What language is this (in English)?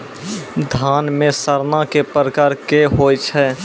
Maithili